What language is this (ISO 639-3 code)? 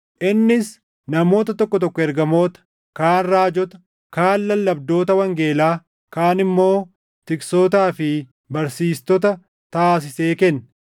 orm